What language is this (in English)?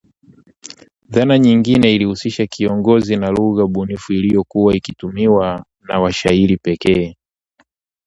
Swahili